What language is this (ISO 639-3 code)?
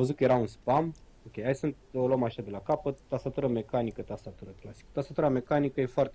ron